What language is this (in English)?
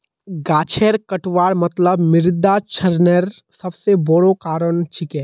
Magahi